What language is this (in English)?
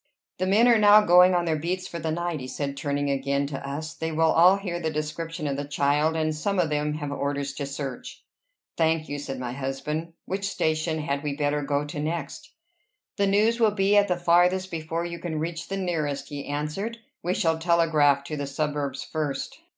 English